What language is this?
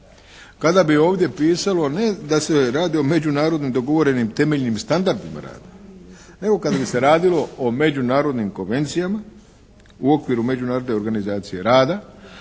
Croatian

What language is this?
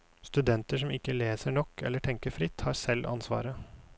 Norwegian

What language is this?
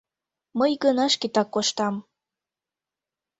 Mari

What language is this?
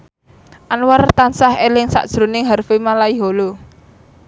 Javanese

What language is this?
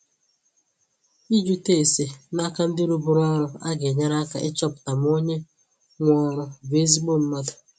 Igbo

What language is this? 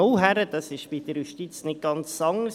Swiss German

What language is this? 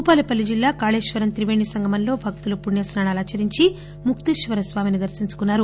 Telugu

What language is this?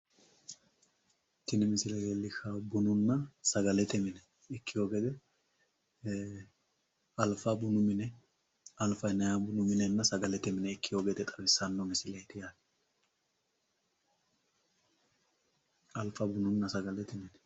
Sidamo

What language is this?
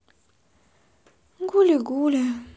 Russian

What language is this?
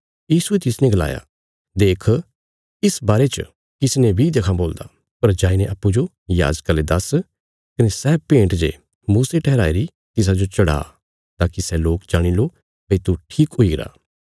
Bilaspuri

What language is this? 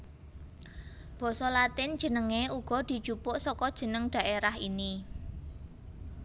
Javanese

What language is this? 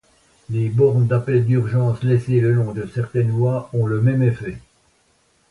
French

